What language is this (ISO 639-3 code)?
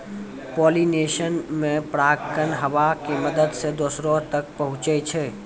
mai